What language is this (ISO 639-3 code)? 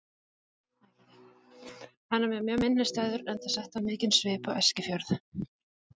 isl